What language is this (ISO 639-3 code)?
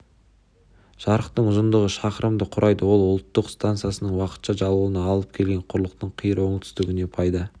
kaz